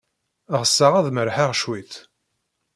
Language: Kabyle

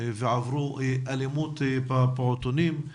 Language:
Hebrew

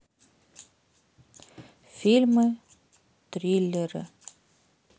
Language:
Russian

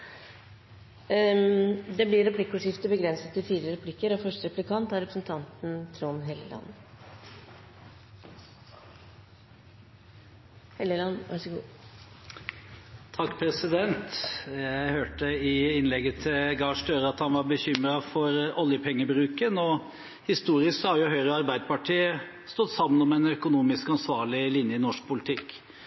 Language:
Norwegian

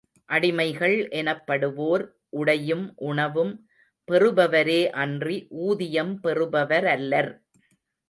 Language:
Tamil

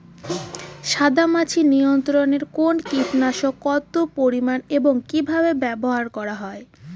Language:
Bangla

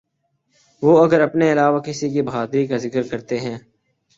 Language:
Urdu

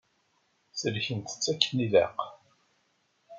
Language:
Kabyle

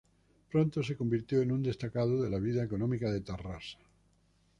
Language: Spanish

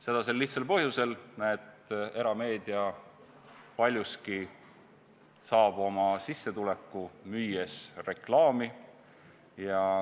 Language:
Estonian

